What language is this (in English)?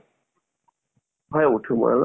Assamese